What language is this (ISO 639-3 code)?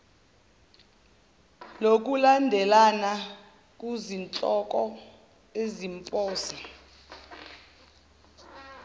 zul